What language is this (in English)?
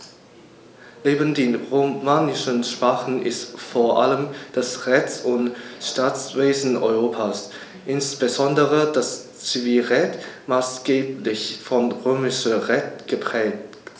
German